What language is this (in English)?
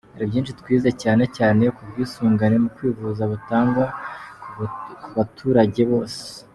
Kinyarwanda